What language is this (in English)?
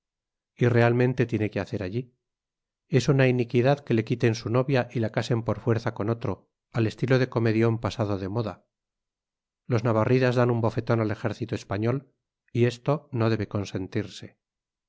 Spanish